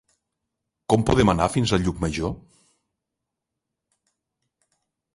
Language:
Catalan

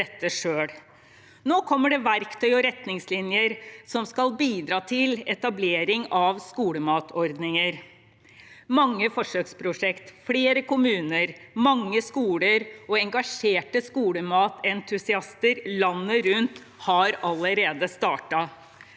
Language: Norwegian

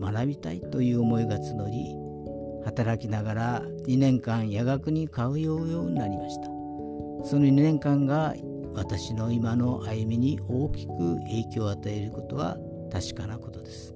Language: Japanese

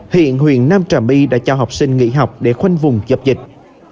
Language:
Vietnamese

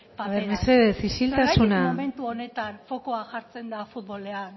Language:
Basque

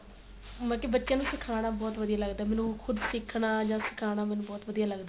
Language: Punjabi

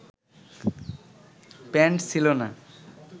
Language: Bangla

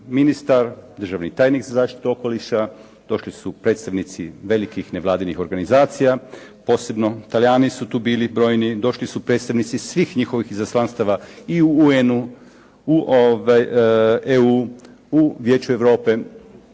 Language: Croatian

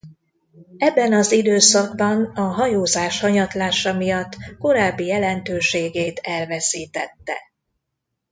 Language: Hungarian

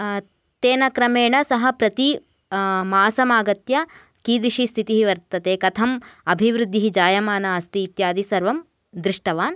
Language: Sanskrit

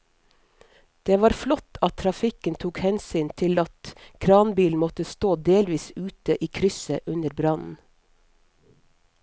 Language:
Norwegian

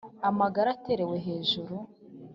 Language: Kinyarwanda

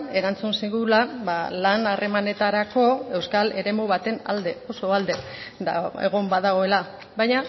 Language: Basque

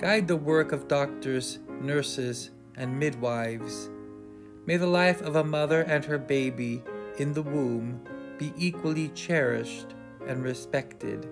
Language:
English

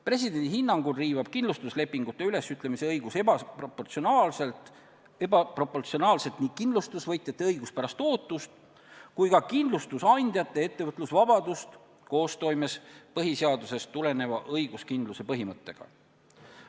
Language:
Estonian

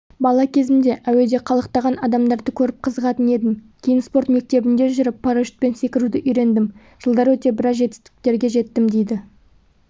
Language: Kazakh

